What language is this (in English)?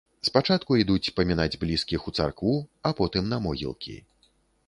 Belarusian